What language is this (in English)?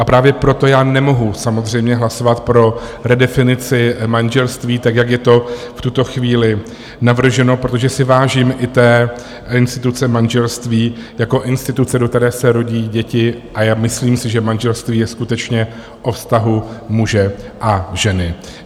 Czech